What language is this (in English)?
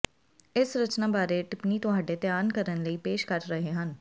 Punjabi